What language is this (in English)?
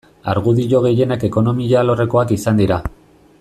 Basque